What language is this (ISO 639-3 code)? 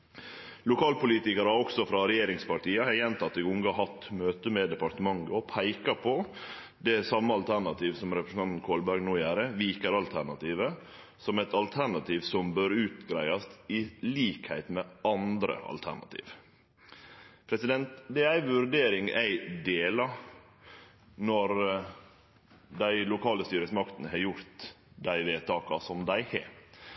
nno